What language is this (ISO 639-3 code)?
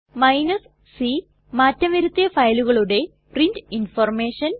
mal